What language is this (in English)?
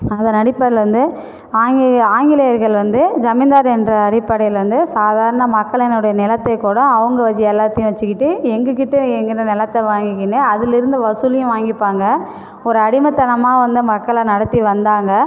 Tamil